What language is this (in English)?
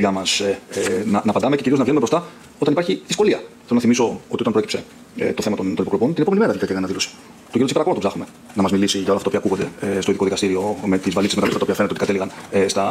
Greek